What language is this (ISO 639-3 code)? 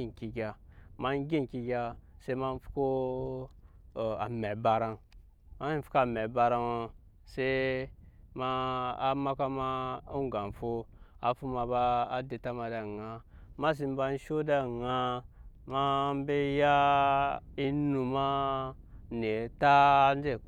yes